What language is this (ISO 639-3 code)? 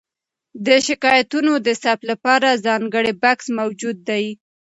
pus